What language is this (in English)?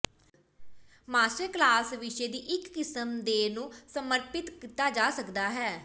Punjabi